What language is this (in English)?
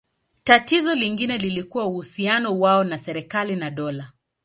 Swahili